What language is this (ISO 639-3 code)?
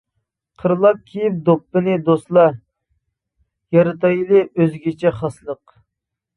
uig